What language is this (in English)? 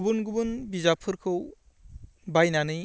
Bodo